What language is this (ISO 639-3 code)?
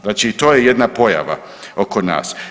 hrv